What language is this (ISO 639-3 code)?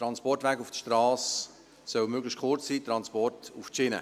gsw